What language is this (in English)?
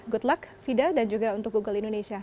Indonesian